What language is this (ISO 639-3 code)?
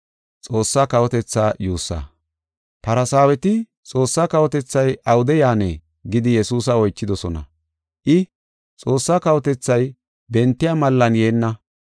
gof